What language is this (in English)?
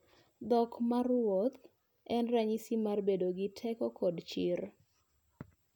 Luo (Kenya and Tanzania)